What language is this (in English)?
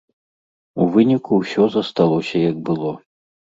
Belarusian